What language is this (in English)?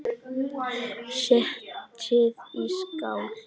Icelandic